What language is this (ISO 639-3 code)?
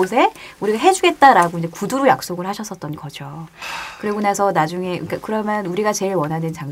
kor